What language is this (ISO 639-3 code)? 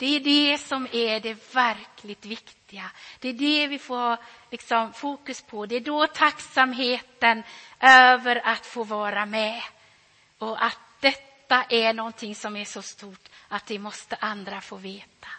swe